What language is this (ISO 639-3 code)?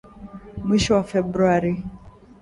swa